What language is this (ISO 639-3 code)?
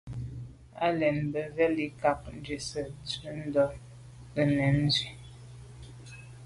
byv